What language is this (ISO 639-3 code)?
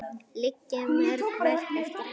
isl